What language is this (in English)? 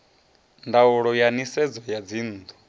Venda